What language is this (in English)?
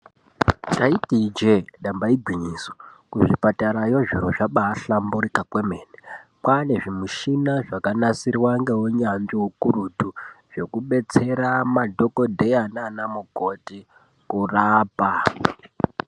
Ndau